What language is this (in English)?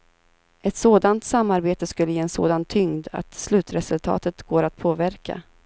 Swedish